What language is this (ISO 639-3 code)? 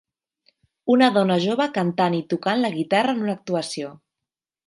cat